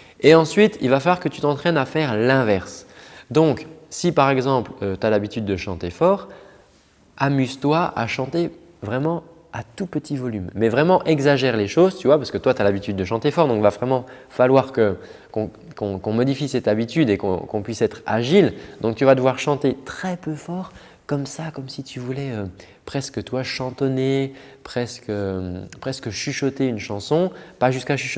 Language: French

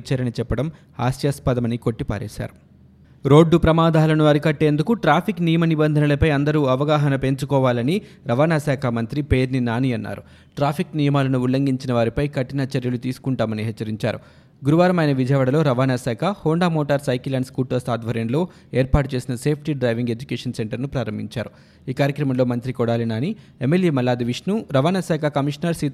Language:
Telugu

